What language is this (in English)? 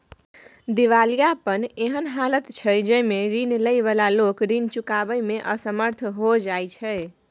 Maithili